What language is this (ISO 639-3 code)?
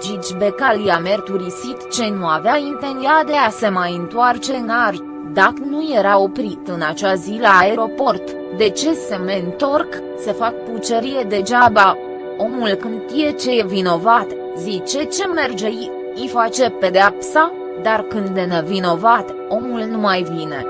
ron